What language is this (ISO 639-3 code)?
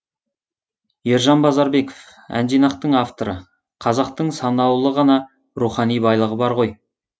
kaz